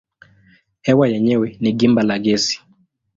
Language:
Swahili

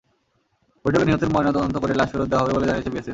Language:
Bangla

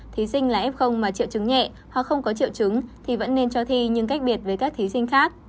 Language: Vietnamese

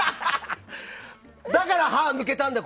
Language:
Japanese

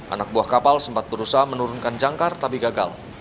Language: Indonesian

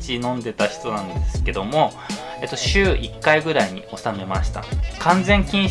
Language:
Japanese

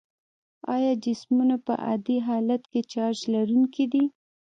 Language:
Pashto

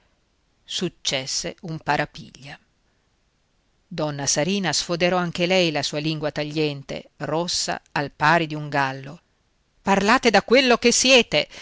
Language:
Italian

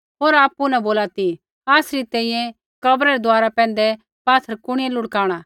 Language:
Kullu Pahari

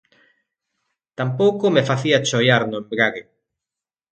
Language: Galician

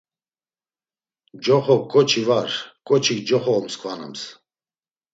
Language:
Laz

